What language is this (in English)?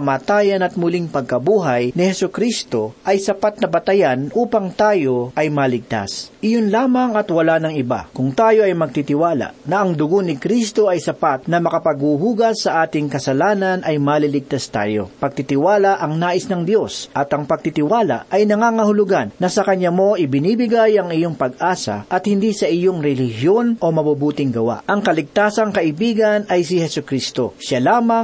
Filipino